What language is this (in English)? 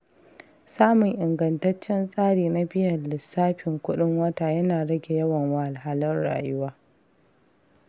Hausa